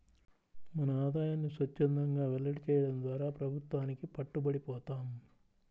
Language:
Telugu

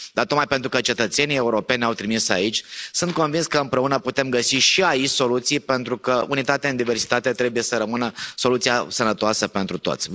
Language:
Romanian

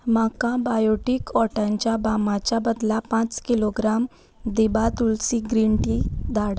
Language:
Konkani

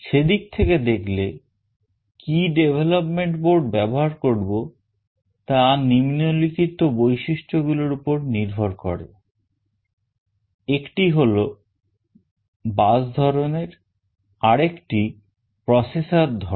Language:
Bangla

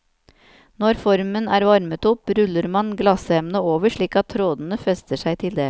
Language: Norwegian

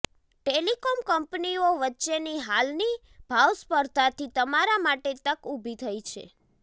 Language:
Gujarati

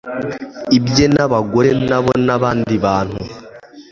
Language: Kinyarwanda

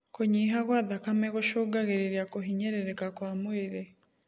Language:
Kikuyu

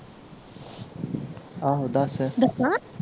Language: Punjabi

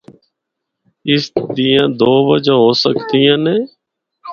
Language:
Northern Hindko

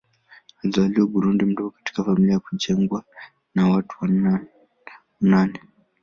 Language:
Swahili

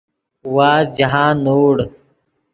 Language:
Yidgha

